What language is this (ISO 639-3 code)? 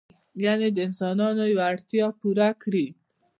pus